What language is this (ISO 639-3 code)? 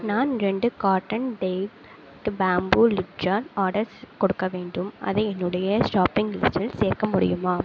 tam